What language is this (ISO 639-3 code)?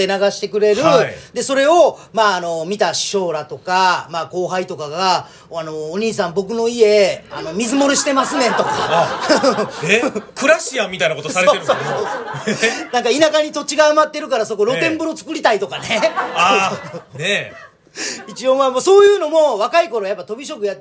jpn